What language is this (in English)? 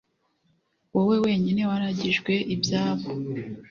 Kinyarwanda